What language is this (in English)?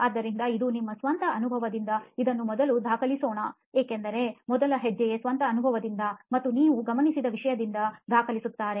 Kannada